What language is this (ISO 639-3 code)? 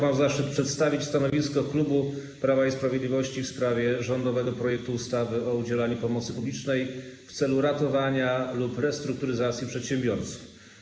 pol